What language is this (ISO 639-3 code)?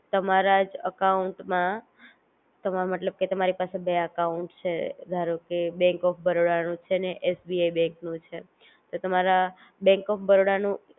guj